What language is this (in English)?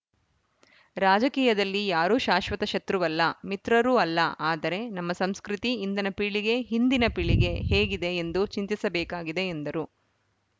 Kannada